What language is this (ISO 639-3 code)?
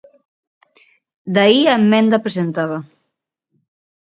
glg